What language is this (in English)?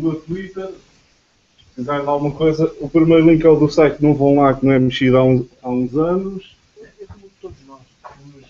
Portuguese